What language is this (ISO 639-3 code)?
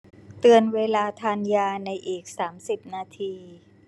tha